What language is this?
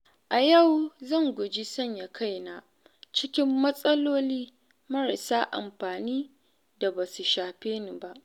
Hausa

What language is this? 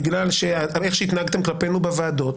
Hebrew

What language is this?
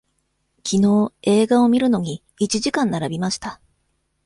Japanese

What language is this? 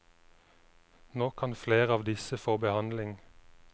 Norwegian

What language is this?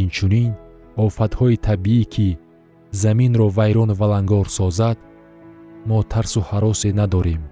Persian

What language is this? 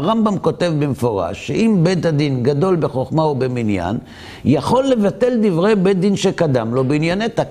Hebrew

